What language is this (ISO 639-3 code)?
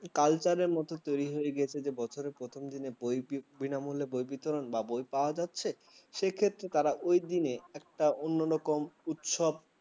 ben